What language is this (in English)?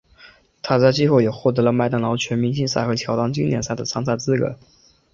Chinese